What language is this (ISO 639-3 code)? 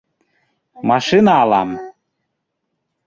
bak